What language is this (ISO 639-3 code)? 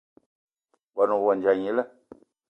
eto